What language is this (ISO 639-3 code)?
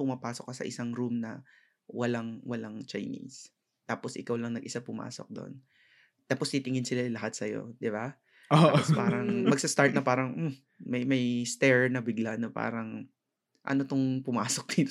fil